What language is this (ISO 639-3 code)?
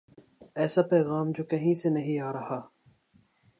urd